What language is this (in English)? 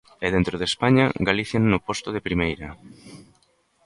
Galician